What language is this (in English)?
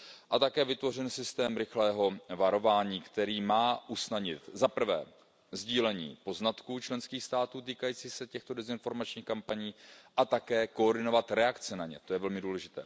Czech